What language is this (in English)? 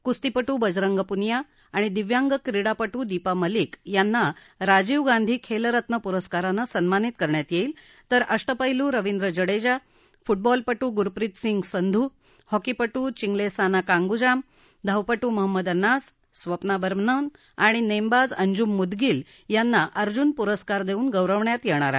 Marathi